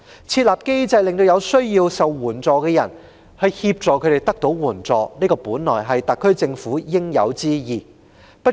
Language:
Cantonese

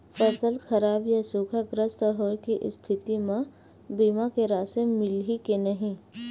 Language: Chhattisgarhi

